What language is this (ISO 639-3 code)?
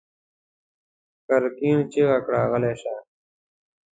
pus